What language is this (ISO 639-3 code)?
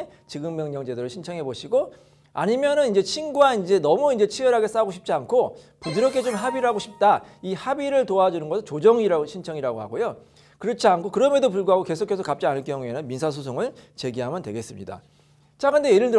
kor